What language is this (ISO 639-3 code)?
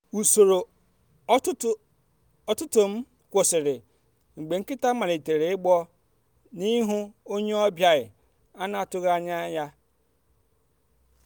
ibo